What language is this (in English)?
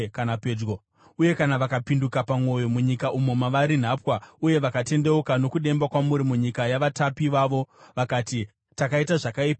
Shona